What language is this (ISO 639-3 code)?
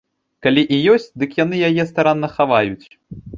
bel